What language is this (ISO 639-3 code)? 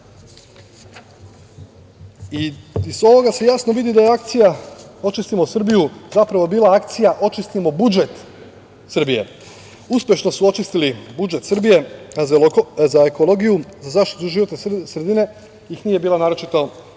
srp